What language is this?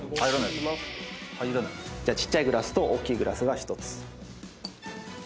Japanese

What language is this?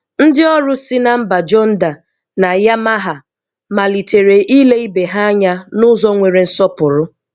Igbo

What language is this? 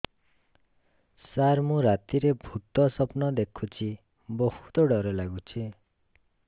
Odia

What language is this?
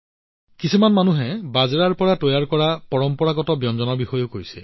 Assamese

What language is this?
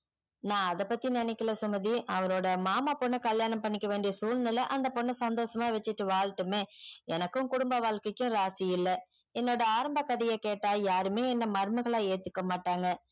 Tamil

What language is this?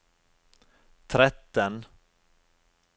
Norwegian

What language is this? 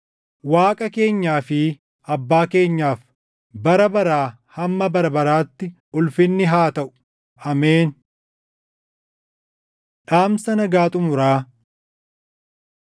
Oromo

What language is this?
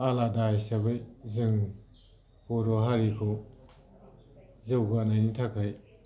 Bodo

